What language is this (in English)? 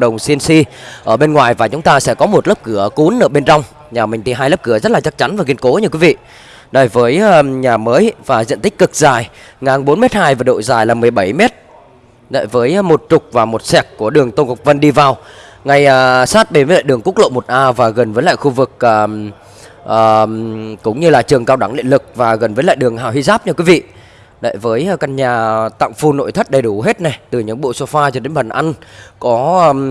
Vietnamese